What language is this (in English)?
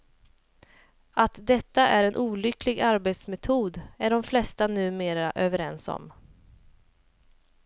Swedish